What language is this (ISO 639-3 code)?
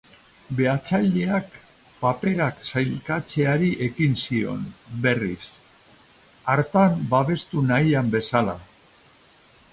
eus